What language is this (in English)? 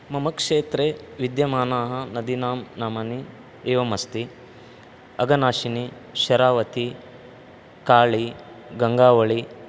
Sanskrit